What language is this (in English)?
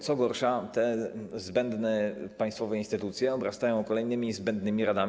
Polish